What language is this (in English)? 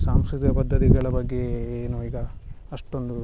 Kannada